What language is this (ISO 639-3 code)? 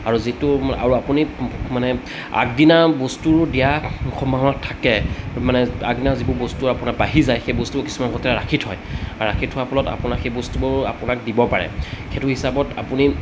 asm